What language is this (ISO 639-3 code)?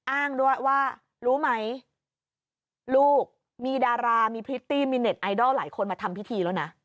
tha